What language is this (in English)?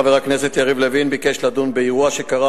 Hebrew